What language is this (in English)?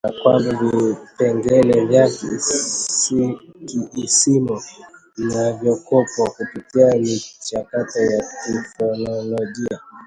Swahili